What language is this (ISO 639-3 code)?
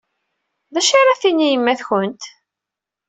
kab